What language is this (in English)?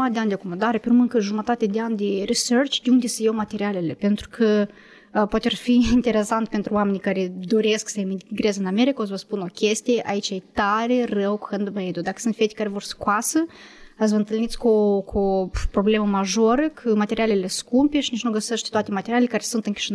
Romanian